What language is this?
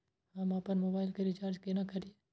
Maithili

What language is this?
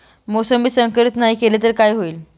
Marathi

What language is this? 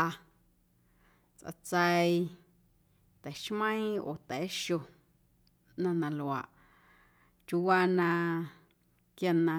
Guerrero Amuzgo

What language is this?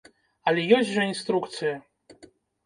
Belarusian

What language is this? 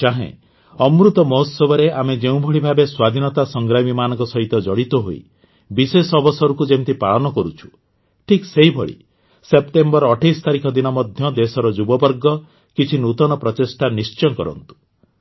Odia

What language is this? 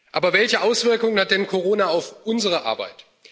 German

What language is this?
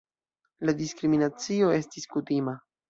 Esperanto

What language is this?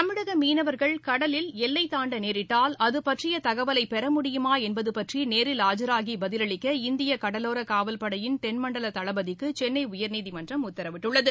Tamil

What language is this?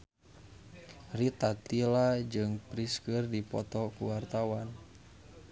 Sundanese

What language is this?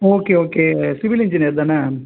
Tamil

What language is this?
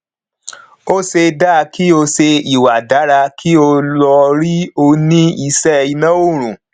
Yoruba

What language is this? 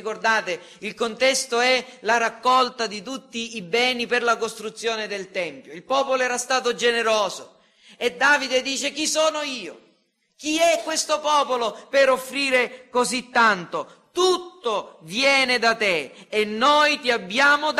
Italian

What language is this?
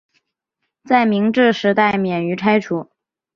Chinese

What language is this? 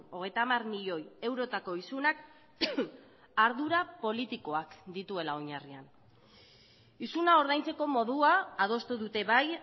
Basque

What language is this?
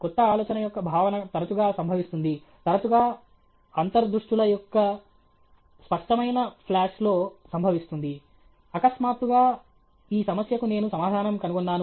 Telugu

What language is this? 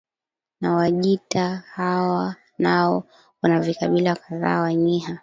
Swahili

